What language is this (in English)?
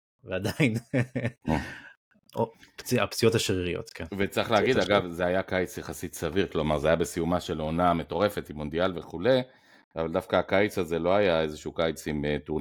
Hebrew